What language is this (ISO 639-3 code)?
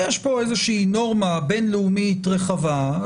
heb